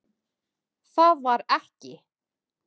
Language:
Icelandic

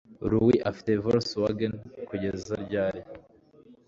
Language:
Kinyarwanda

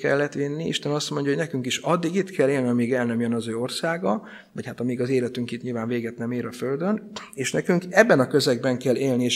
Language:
Hungarian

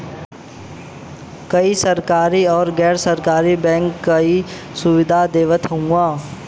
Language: Bhojpuri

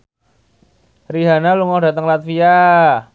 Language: Javanese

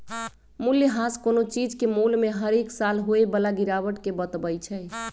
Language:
Magahi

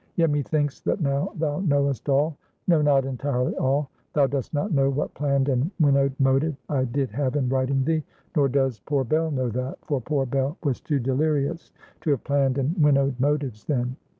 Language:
English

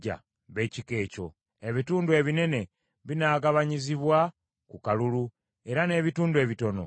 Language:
Ganda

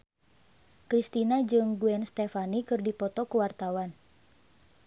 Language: Sundanese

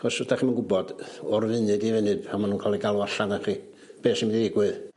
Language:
Welsh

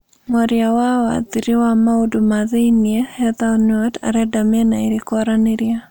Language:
Kikuyu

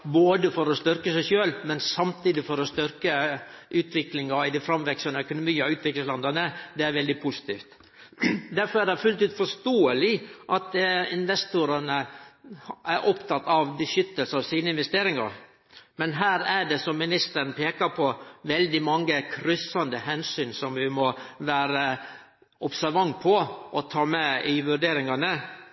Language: Norwegian Nynorsk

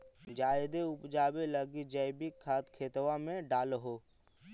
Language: Magahi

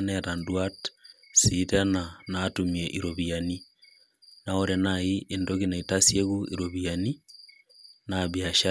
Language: Masai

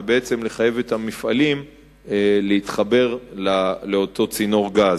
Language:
Hebrew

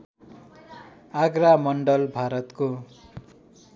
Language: Nepali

